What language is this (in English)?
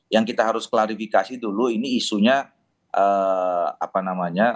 Indonesian